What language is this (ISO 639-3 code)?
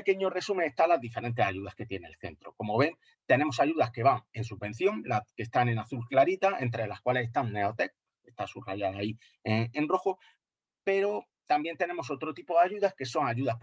spa